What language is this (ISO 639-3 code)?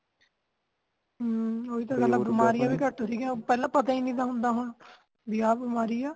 pan